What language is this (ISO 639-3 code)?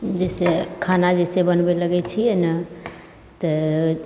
mai